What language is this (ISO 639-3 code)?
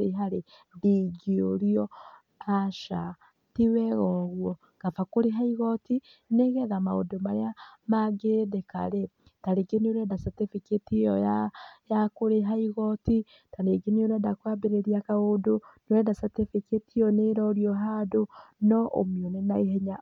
kik